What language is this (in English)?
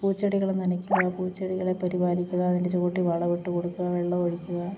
Malayalam